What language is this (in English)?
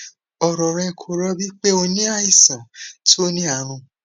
Yoruba